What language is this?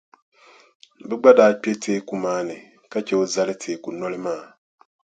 Dagbani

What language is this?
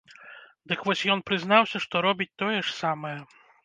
Belarusian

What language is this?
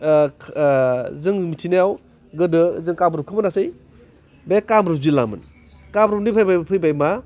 Bodo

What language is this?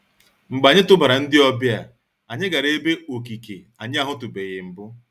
Igbo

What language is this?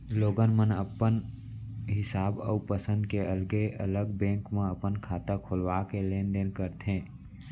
Chhattisgarhi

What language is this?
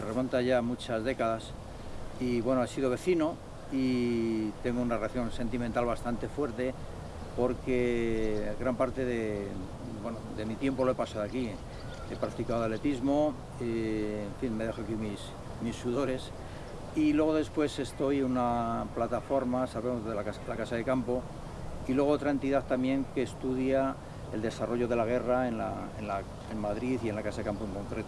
Spanish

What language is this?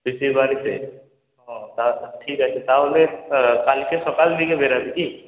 Bangla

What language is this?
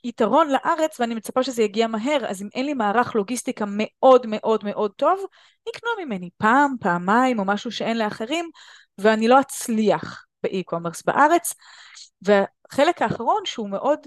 Hebrew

